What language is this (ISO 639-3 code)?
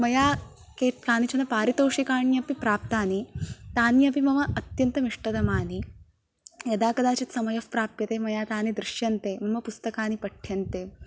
san